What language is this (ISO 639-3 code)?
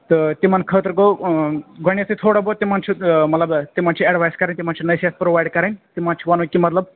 kas